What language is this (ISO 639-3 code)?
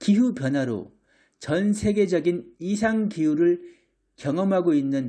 kor